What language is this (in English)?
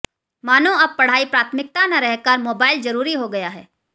Hindi